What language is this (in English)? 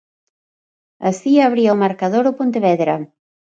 Galician